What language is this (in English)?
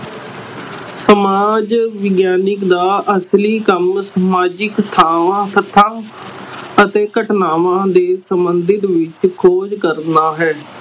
Punjabi